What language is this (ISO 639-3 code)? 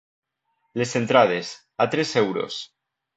cat